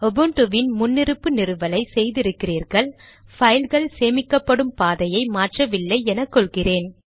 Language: Tamil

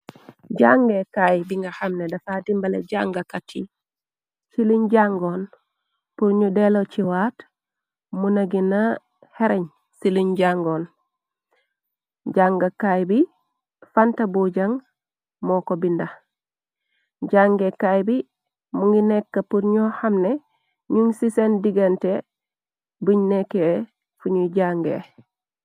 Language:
Wolof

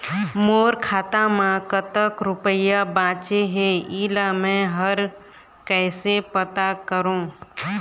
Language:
Chhattisgarhi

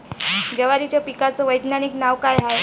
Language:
Marathi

